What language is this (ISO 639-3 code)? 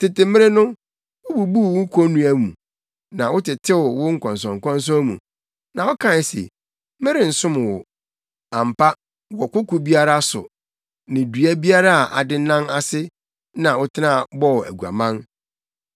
aka